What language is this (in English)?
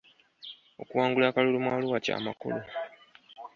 Ganda